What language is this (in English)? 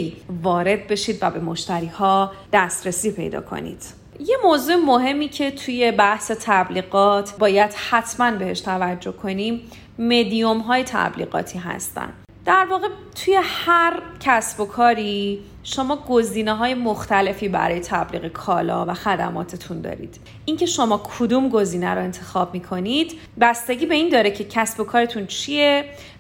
Persian